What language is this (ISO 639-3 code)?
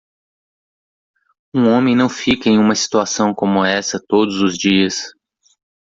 por